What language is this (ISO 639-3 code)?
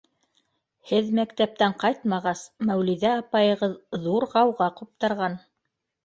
bak